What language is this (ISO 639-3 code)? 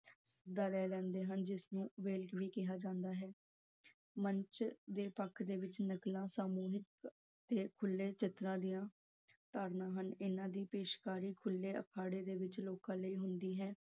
pan